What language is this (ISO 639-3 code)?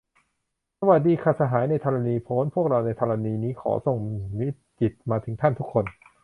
tha